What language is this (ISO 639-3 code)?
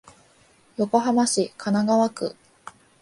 jpn